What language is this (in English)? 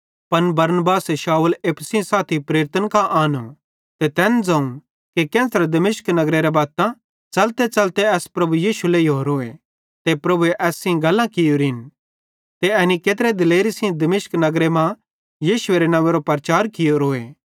Bhadrawahi